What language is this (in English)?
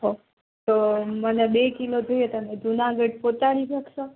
Gujarati